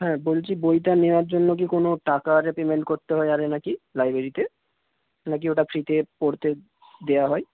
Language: Bangla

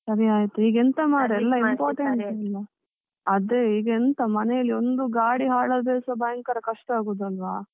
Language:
Kannada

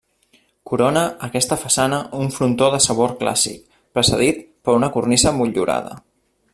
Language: Catalan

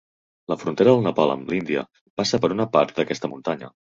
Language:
Catalan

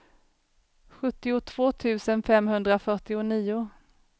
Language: Swedish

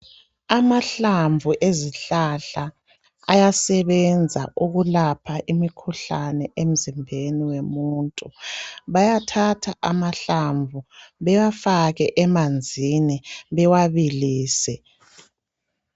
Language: North Ndebele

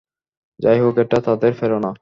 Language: Bangla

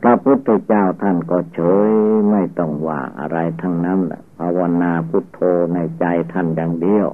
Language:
Thai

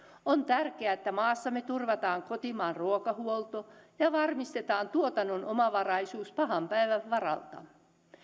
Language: Finnish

